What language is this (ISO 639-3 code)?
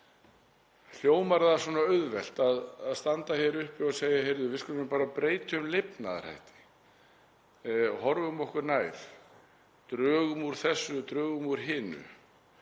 isl